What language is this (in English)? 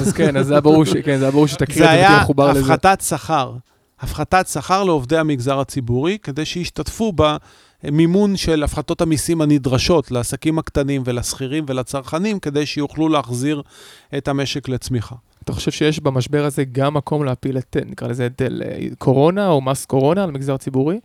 Hebrew